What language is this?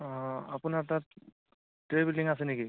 Assamese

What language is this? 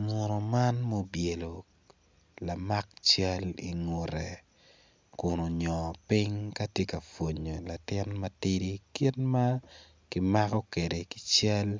Acoli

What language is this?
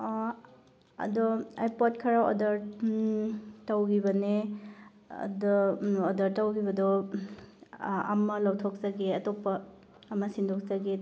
Manipuri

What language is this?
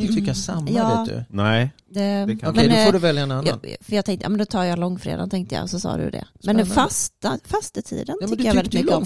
Swedish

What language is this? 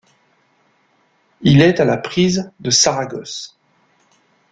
French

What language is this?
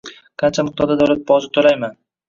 Uzbek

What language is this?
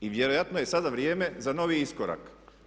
Croatian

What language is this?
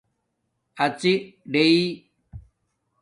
Domaaki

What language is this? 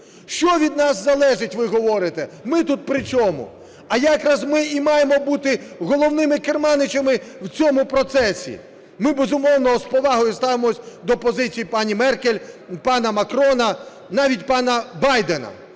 Ukrainian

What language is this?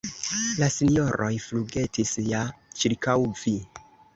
Esperanto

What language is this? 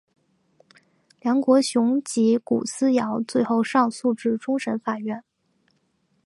Chinese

